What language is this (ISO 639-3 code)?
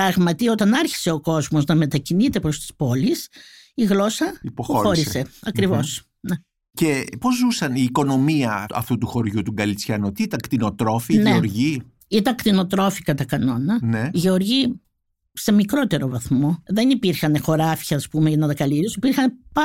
ell